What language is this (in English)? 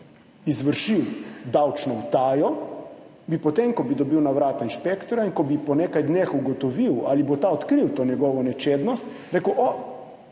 Slovenian